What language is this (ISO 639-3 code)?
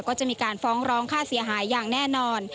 tha